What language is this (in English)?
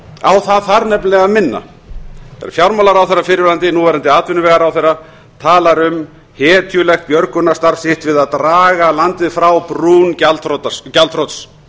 Icelandic